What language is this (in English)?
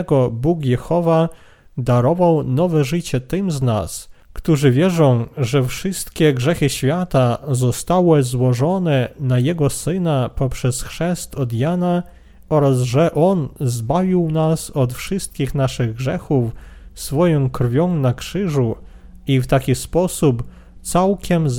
Polish